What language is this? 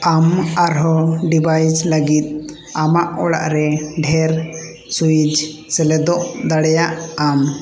Santali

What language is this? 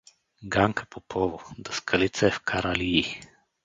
Bulgarian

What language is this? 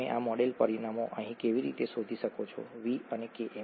Gujarati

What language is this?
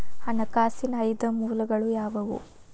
Kannada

